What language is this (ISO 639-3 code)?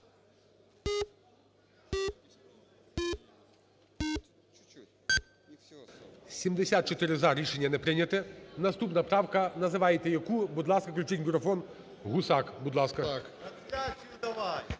ukr